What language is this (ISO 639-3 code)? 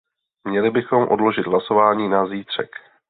ces